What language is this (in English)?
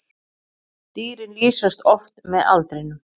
Icelandic